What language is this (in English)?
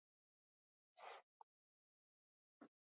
Macedonian